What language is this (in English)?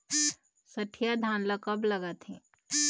Chhattisgarhi